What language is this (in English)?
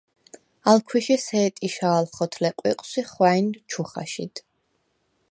Svan